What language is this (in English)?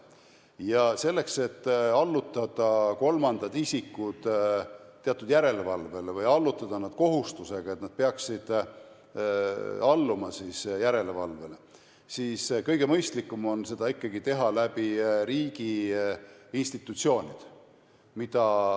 Estonian